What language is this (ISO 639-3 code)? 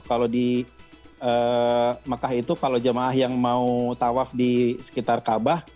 ind